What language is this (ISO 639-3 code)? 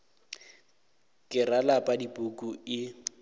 nso